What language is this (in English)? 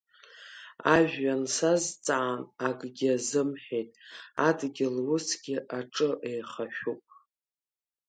Abkhazian